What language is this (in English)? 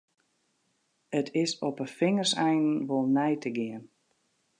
Western Frisian